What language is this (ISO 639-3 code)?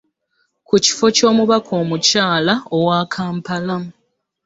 lug